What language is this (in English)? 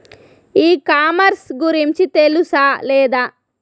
Telugu